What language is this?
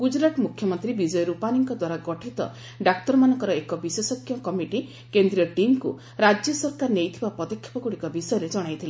Odia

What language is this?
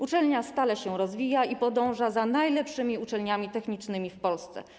Polish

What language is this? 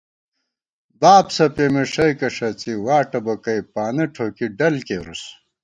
Gawar-Bati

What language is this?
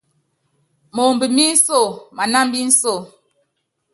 Yangben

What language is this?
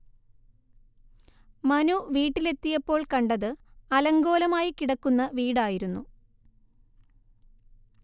Malayalam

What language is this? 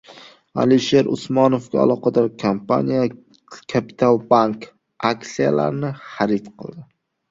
Uzbek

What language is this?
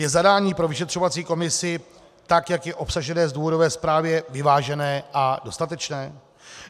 Czech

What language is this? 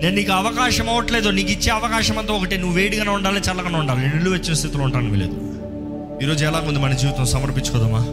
Telugu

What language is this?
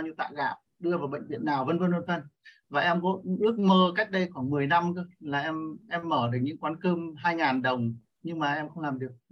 Vietnamese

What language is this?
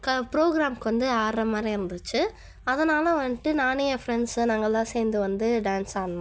Tamil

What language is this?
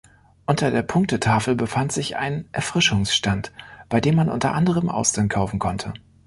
German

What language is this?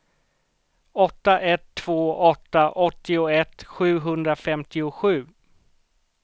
Swedish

